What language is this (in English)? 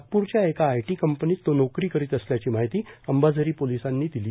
Marathi